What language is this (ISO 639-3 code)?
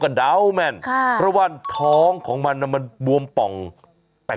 tha